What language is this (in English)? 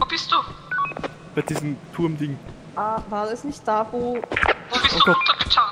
German